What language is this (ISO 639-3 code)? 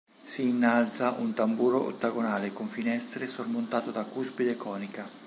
ita